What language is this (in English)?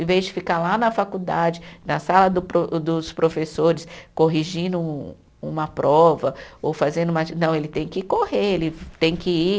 Portuguese